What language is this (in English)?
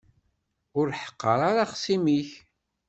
Kabyle